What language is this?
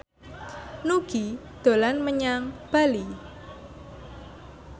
Javanese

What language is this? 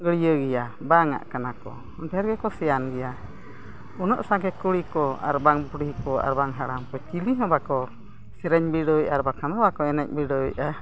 Santali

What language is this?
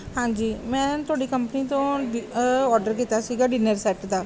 Punjabi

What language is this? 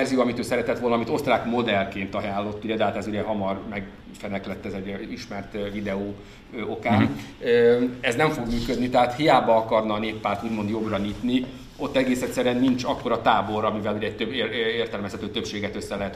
Hungarian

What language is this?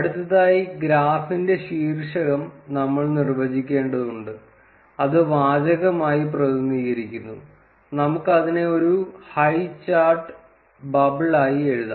Malayalam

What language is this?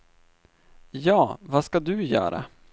Swedish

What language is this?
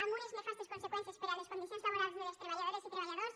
Catalan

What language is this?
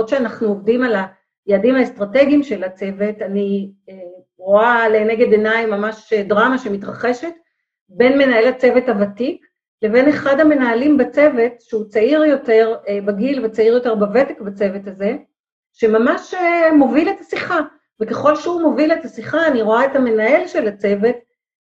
Hebrew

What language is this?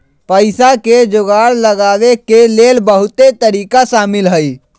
Magahi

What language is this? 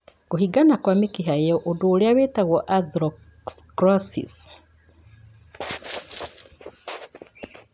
Kikuyu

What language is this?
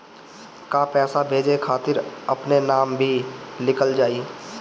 Bhojpuri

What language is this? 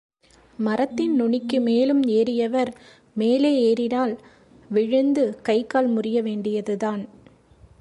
Tamil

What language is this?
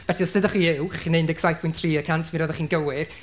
Welsh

